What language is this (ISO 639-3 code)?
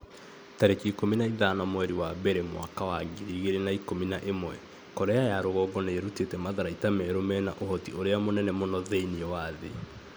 kik